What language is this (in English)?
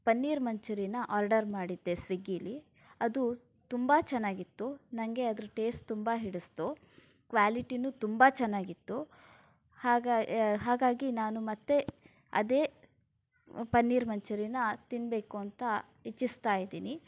Kannada